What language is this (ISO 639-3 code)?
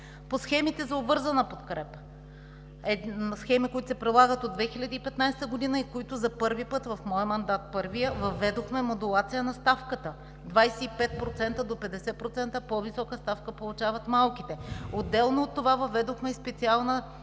bul